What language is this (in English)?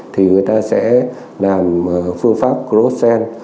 Vietnamese